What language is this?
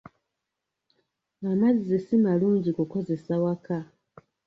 Ganda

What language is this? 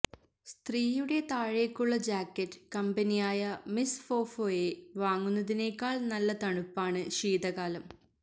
Malayalam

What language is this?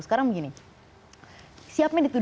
Indonesian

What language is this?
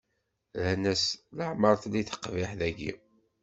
Kabyle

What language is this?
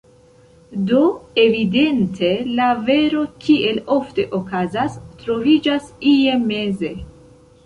Esperanto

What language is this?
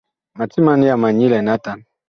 Bakoko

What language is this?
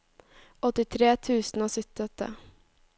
Norwegian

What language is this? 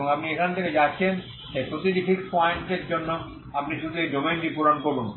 Bangla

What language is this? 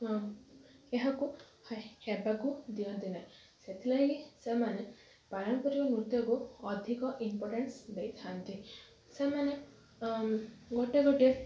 Odia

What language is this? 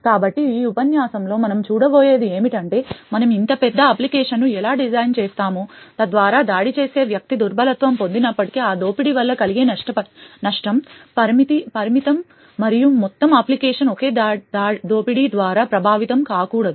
Telugu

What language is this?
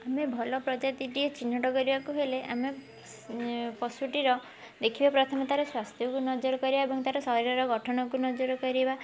Odia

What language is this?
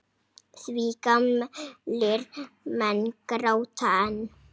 Icelandic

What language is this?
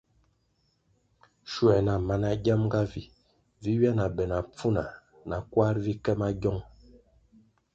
Kwasio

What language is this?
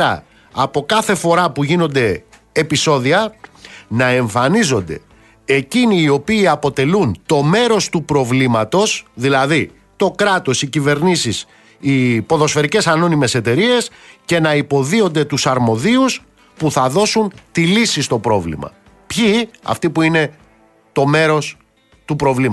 Greek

